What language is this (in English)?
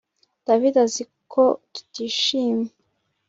Kinyarwanda